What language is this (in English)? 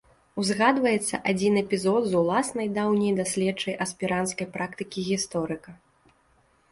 Belarusian